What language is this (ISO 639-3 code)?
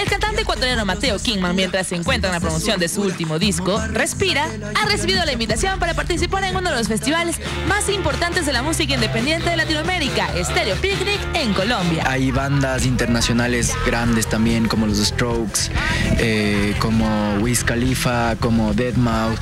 spa